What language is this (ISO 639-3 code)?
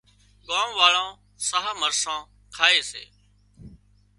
kxp